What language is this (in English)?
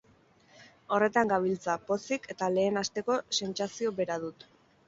Basque